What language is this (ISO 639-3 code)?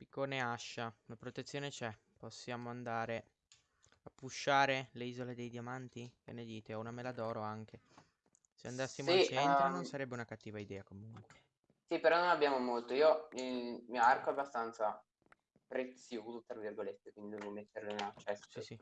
ita